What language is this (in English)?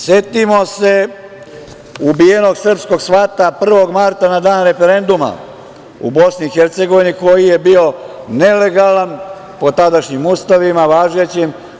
Serbian